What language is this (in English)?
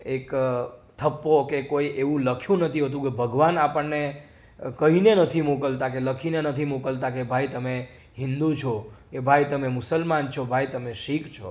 Gujarati